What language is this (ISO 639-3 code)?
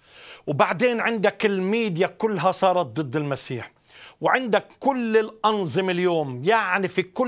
ara